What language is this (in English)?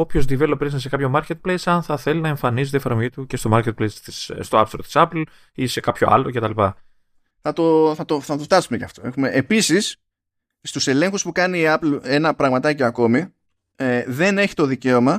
Greek